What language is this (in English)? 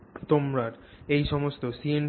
Bangla